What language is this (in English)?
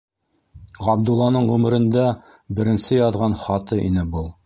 Bashkir